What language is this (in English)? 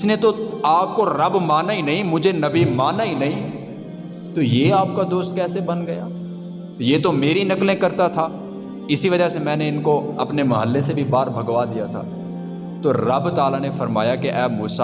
Urdu